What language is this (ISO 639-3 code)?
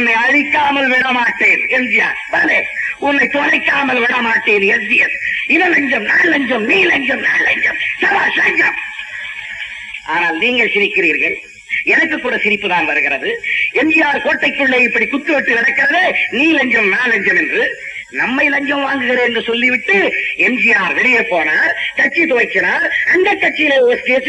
tam